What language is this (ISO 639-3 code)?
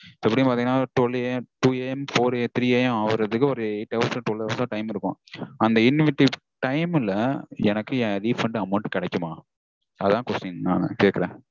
tam